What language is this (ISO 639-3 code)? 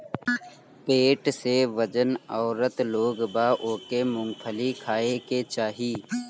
bho